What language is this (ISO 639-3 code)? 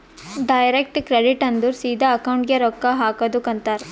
kan